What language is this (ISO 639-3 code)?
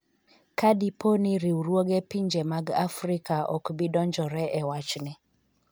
luo